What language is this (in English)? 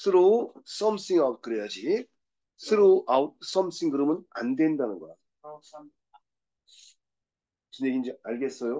Korean